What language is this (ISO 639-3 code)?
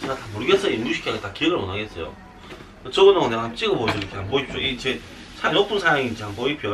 kor